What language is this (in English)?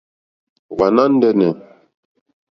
Mokpwe